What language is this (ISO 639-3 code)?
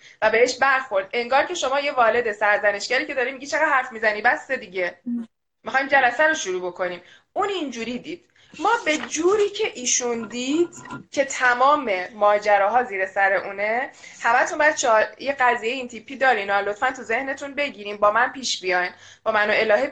fas